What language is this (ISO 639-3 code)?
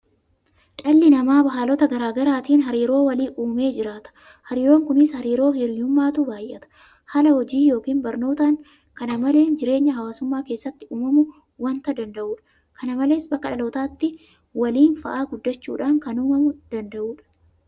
orm